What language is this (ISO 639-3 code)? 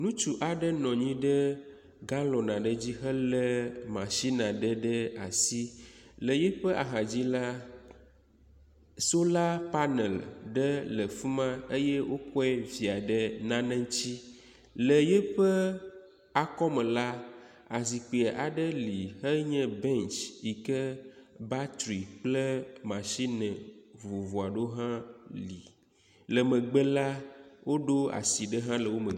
ewe